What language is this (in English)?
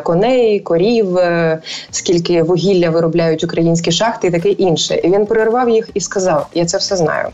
Ukrainian